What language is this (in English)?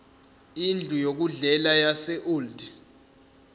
Zulu